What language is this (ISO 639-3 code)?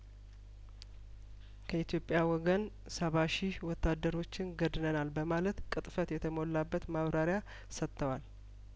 amh